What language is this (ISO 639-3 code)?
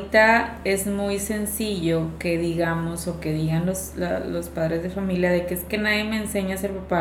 spa